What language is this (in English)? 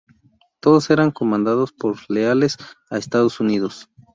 Spanish